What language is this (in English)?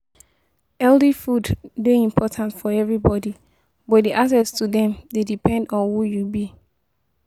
Nigerian Pidgin